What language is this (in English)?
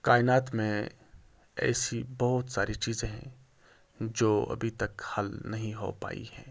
Urdu